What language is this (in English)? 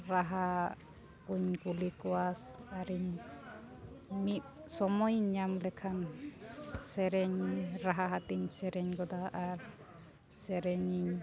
Santali